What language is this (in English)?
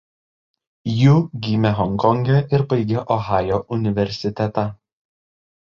Lithuanian